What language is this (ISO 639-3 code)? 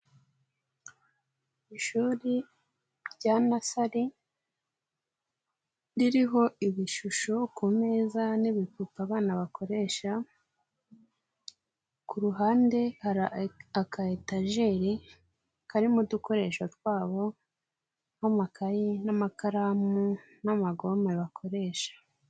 kin